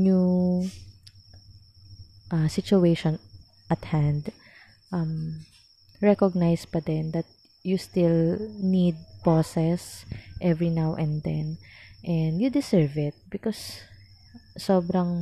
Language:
Filipino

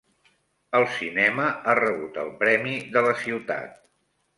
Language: Catalan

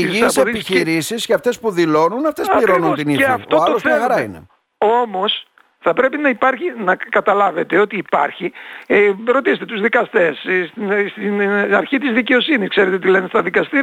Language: Greek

